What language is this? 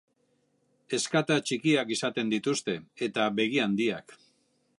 Basque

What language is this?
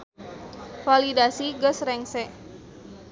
Sundanese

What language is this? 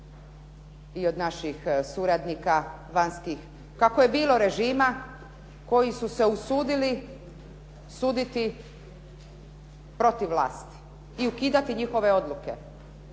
Croatian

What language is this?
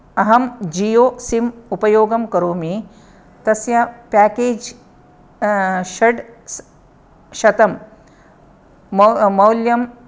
Sanskrit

